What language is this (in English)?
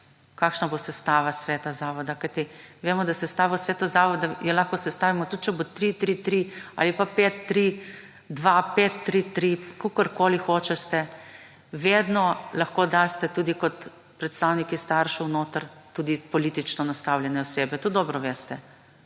Slovenian